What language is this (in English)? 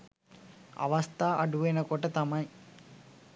Sinhala